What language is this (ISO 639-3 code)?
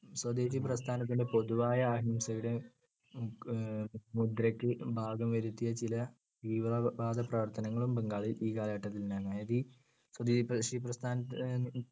mal